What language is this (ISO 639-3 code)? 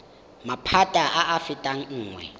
tsn